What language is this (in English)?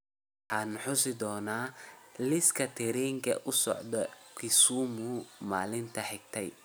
Somali